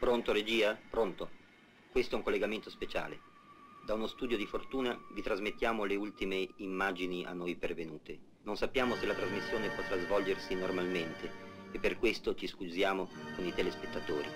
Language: Italian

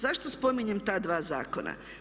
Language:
Croatian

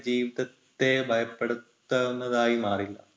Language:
Malayalam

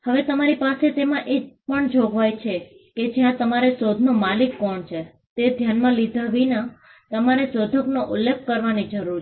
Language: Gujarati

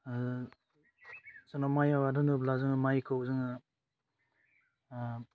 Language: Bodo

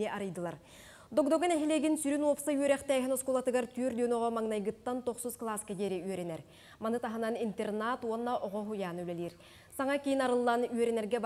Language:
Turkish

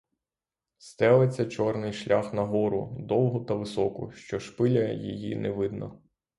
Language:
Ukrainian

